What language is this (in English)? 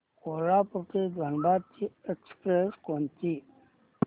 Marathi